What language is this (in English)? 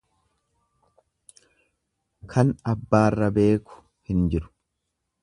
Oromo